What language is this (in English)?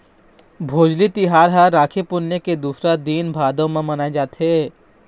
Chhattisgarhi